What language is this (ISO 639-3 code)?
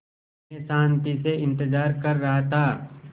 hin